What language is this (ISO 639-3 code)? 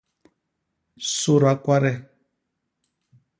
bas